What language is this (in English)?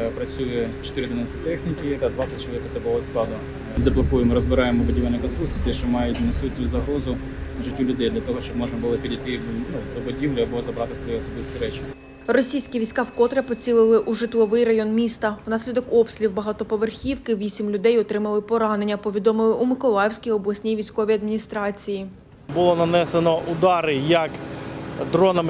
Ukrainian